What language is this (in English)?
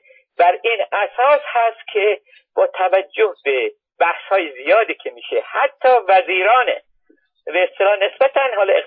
Persian